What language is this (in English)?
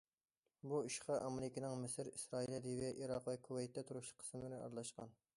Uyghur